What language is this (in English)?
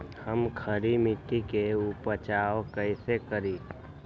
Magahi